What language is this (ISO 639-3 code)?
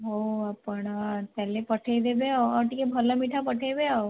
ori